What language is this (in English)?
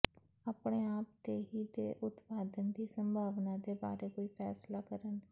Punjabi